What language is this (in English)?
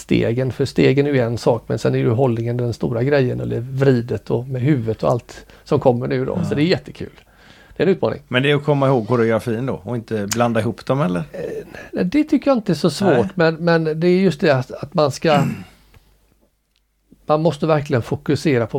Swedish